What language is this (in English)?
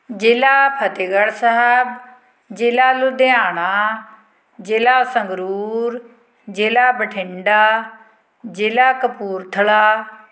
Punjabi